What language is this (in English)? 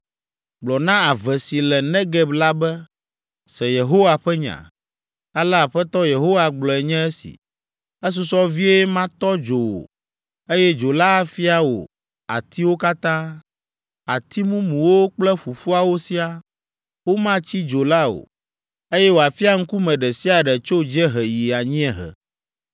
Ewe